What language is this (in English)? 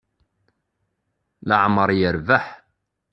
Kabyle